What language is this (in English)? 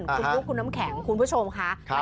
Thai